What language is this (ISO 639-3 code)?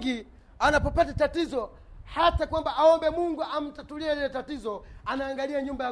swa